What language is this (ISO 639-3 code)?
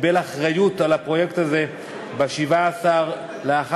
heb